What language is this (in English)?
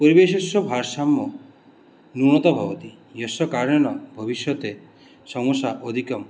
Sanskrit